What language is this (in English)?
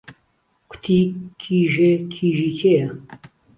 Central Kurdish